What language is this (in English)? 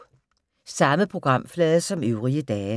Danish